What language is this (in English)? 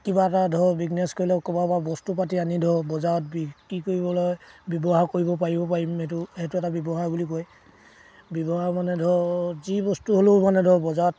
Assamese